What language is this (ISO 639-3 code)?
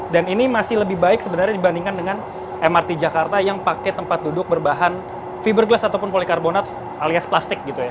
ind